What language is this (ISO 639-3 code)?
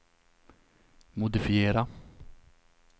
swe